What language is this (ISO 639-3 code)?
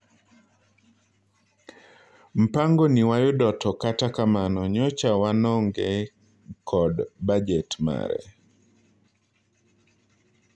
luo